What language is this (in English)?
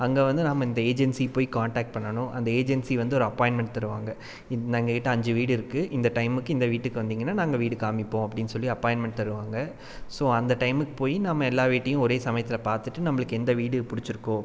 Tamil